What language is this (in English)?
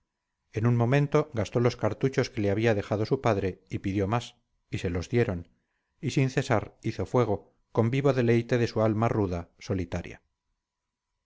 Spanish